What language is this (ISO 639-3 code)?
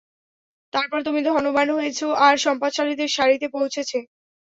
ben